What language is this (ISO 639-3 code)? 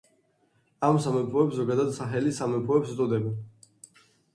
kat